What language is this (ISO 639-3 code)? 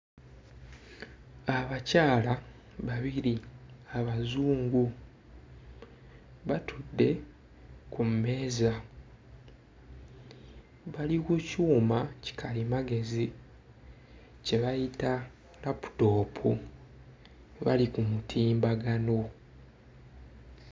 lug